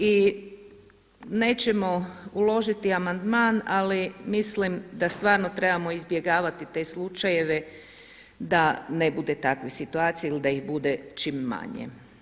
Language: Croatian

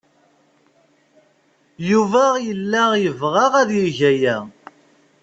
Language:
Kabyle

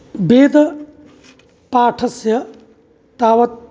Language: Sanskrit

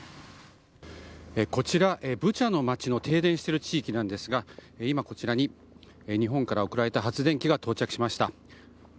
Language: Japanese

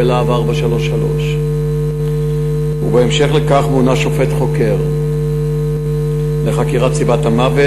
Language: Hebrew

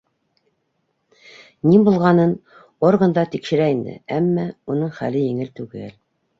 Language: Bashkir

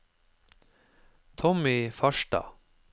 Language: Norwegian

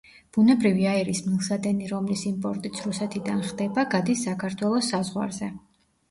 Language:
Georgian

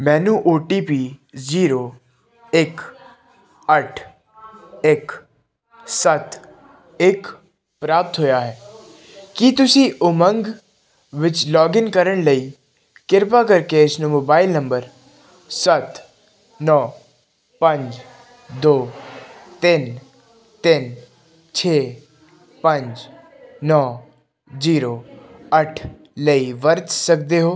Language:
Punjabi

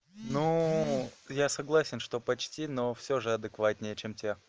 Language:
Russian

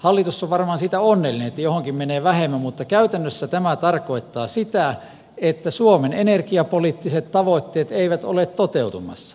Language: Finnish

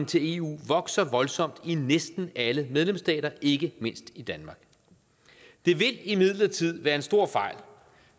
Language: Danish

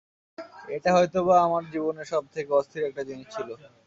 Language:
Bangla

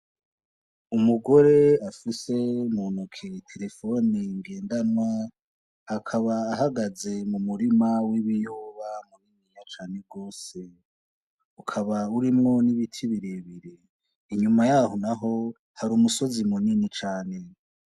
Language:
Rundi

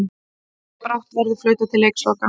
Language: Icelandic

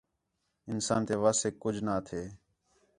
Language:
Khetrani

